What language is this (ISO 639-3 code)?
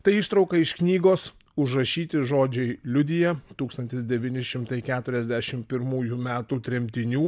lit